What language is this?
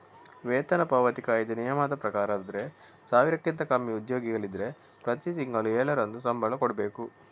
Kannada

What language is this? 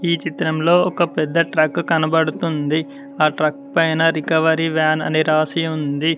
Telugu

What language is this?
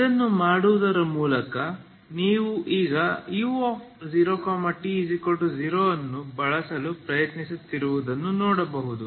Kannada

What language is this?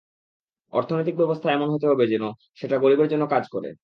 Bangla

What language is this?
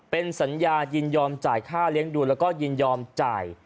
Thai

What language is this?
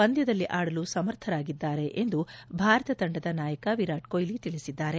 Kannada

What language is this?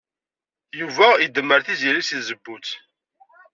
Kabyle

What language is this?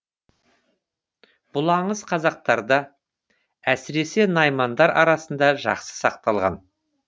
Kazakh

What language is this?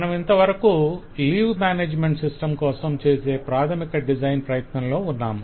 Telugu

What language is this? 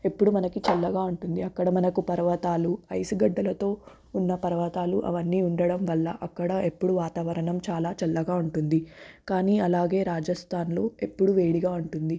Telugu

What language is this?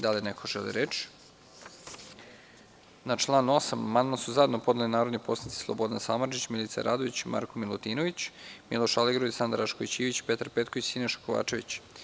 Serbian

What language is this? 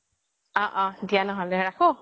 Assamese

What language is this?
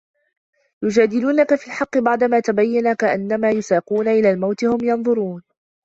Arabic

